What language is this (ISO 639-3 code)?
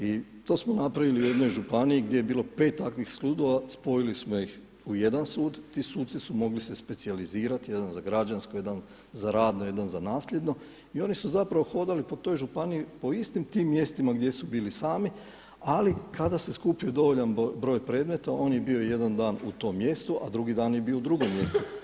hrv